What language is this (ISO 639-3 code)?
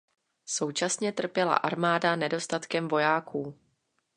ces